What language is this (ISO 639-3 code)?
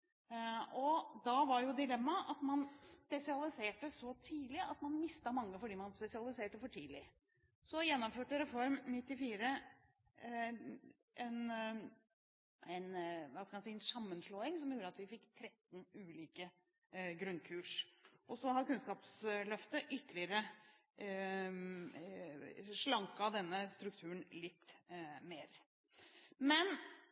nob